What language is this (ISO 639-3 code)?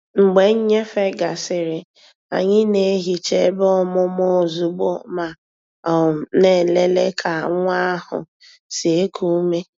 ibo